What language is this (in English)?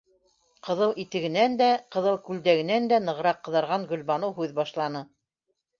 Bashkir